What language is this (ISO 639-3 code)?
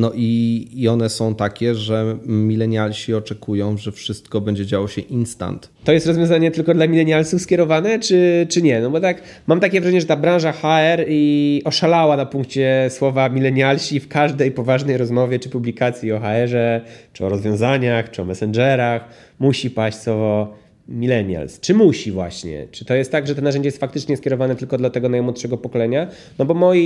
pol